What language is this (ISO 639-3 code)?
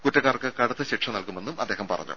mal